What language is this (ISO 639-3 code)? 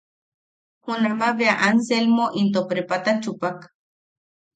yaq